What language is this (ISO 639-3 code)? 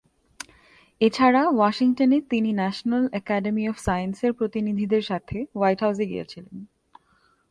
ben